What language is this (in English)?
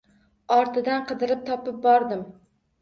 Uzbek